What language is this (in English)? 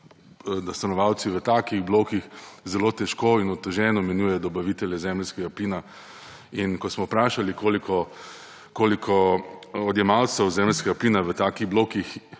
Slovenian